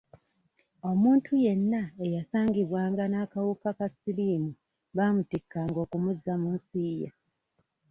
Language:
Ganda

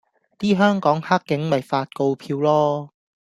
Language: Cantonese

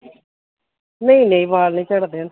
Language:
Dogri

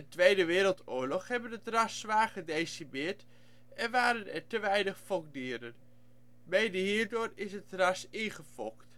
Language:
Dutch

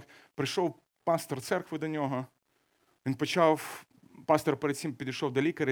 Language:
Ukrainian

